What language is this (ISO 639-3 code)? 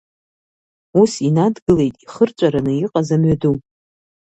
abk